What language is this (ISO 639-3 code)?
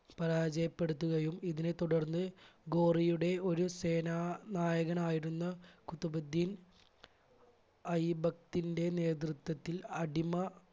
mal